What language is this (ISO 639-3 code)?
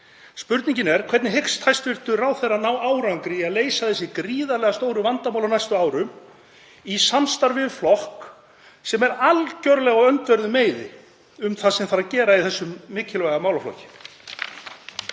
isl